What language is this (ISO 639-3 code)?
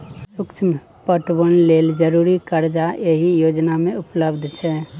mai